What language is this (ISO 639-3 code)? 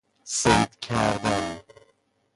fas